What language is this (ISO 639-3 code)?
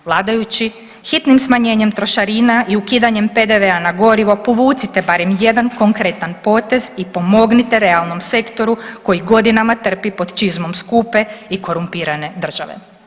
hrv